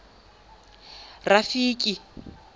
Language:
Tswana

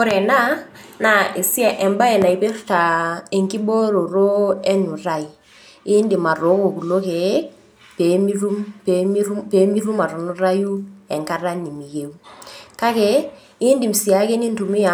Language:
Masai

